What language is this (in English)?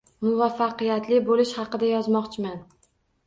Uzbek